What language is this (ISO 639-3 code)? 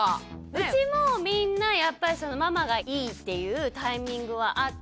jpn